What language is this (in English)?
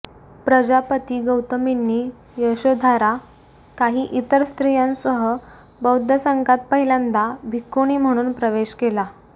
Marathi